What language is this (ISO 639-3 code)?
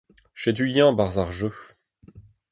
bre